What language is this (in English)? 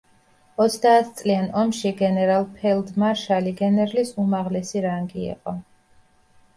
Georgian